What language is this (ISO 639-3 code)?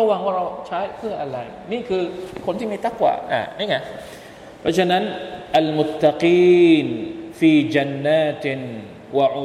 tha